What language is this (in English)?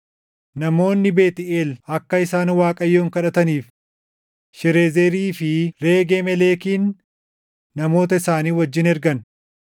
Oromo